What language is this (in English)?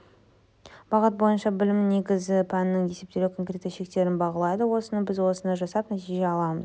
Kazakh